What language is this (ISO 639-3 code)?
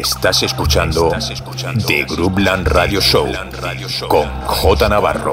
spa